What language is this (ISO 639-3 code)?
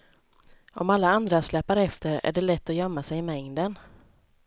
swe